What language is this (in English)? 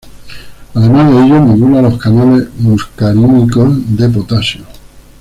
Spanish